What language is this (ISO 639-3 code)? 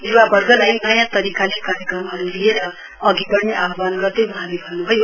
nep